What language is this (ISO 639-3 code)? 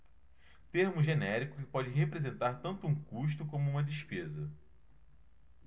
por